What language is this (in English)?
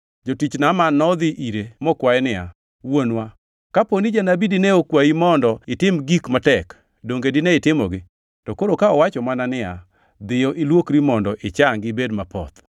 Luo (Kenya and Tanzania)